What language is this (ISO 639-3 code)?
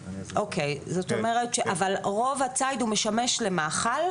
heb